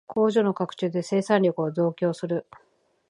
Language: Japanese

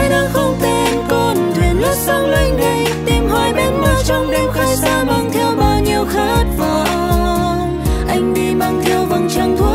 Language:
Vietnamese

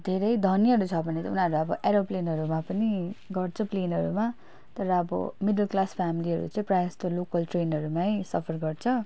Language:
Nepali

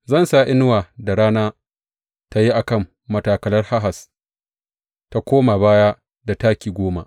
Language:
Hausa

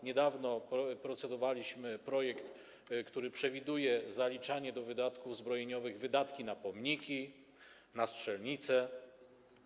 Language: Polish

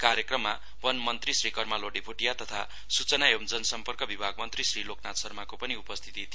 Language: Nepali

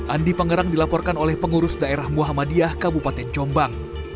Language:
Indonesian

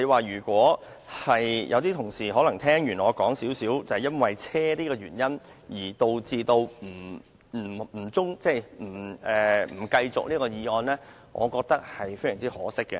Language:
Cantonese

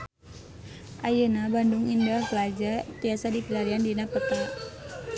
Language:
Sundanese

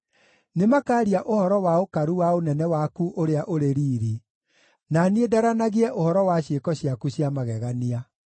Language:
Kikuyu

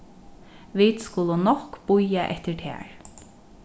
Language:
Faroese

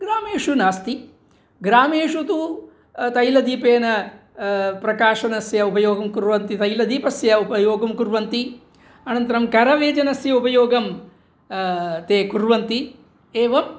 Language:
Sanskrit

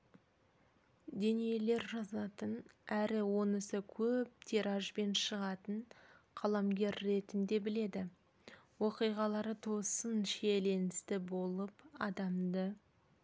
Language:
Kazakh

